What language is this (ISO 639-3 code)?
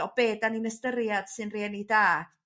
cym